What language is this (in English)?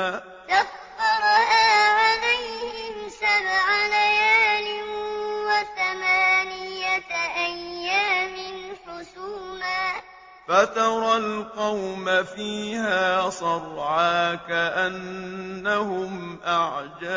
Arabic